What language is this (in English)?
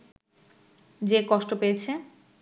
Bangla